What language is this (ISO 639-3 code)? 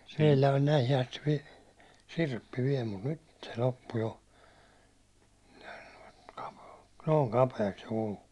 fin